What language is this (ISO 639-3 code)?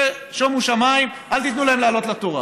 heb